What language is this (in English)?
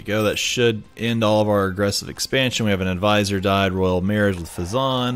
English